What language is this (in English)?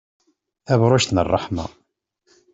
Kabyle